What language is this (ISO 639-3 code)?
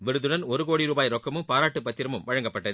tam